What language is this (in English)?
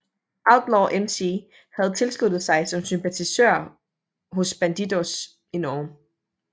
Danish